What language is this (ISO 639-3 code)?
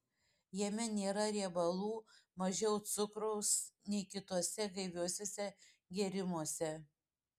lit